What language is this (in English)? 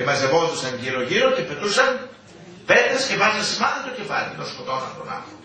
Greek